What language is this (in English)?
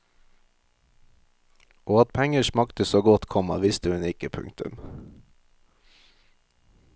Norwegian